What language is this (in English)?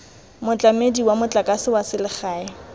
Tswana